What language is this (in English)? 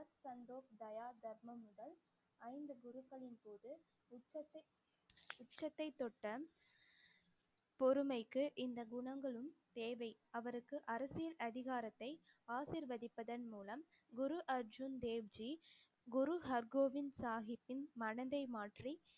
Tamil